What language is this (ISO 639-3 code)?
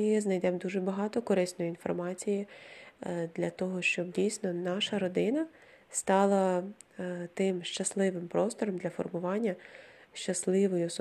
ukr